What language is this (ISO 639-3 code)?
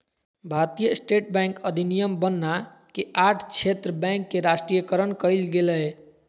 mag